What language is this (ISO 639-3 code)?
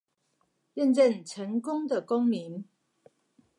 zho